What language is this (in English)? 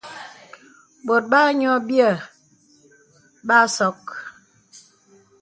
Bebele